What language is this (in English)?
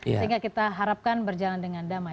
Indonesian